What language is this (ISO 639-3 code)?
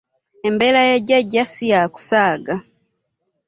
lug